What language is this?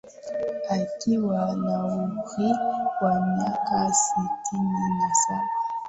Swahili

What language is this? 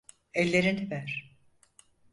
Turkish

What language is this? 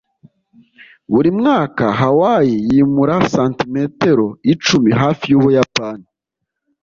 Kinyarwanda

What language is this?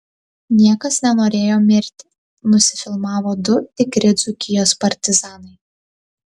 Lithuanian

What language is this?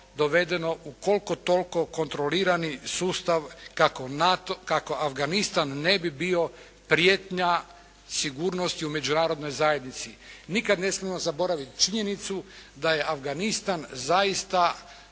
Croatian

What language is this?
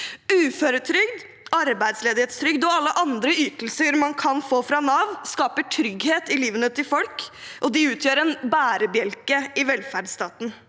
Norwegian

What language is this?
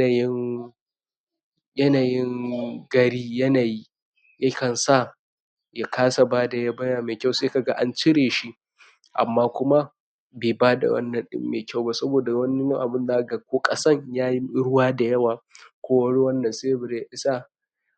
Hausa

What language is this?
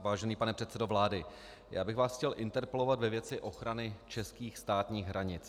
Czech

